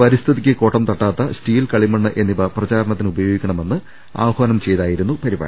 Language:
Malayalam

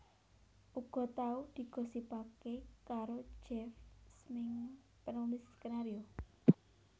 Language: Javanese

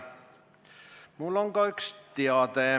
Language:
Estonian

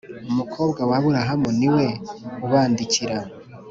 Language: Kinyarwanda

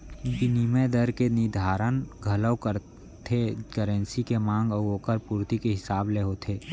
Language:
Chhattisgarhi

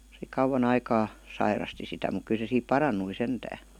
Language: Finnish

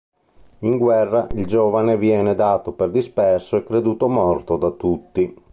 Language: Italian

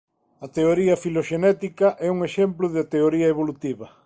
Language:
Galician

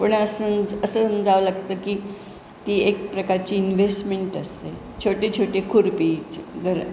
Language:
Marathi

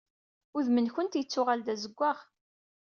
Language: Kabyle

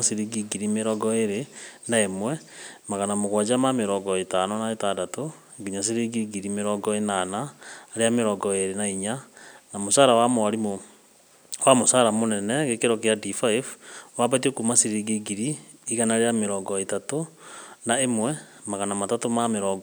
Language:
Kikuyu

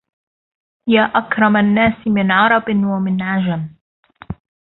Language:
Arabic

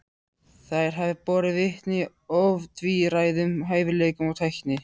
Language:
Icelandic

